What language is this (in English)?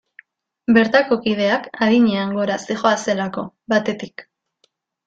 Basque